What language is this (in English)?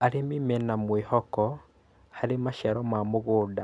Kikuyu